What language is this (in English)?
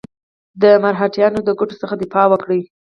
Pashto